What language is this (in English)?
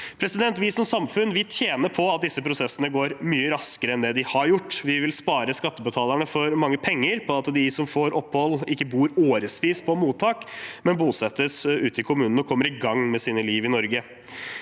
Norwegian